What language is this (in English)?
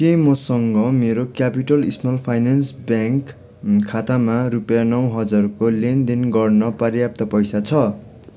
Nepali